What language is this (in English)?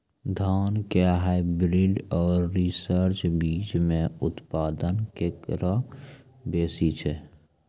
Maithili